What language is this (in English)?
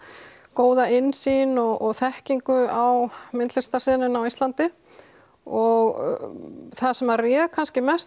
Icelandic